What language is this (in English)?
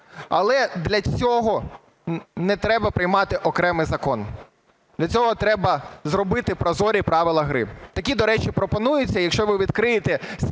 Ukrainian